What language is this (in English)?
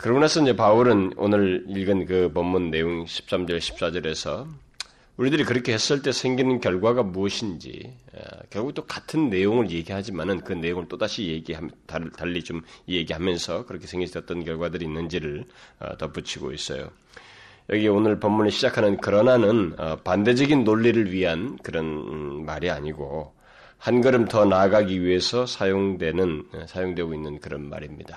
Korean